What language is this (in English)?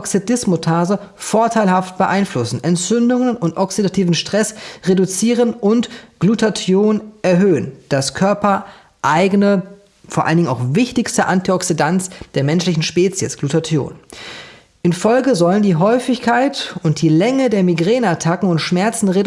German